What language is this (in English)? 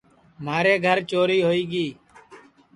Sansi